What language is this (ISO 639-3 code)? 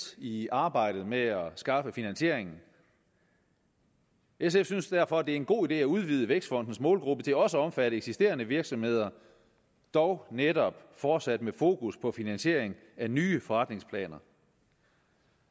dan